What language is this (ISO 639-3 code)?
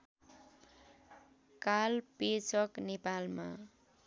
nep